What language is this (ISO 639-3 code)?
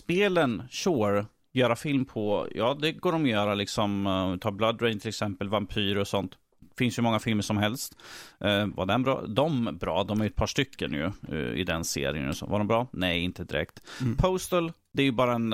swe